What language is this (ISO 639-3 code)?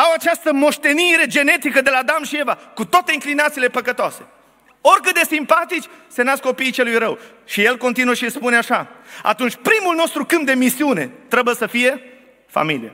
ron